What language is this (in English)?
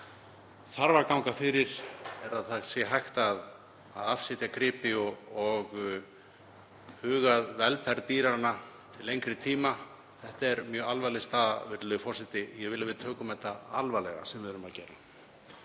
Icelandic